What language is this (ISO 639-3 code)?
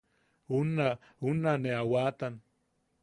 yaq